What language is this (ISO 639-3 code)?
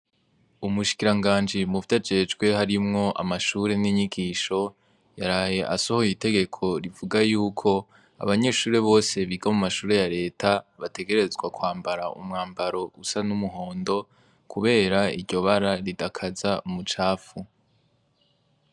run